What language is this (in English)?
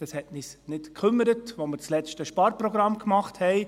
Swiss German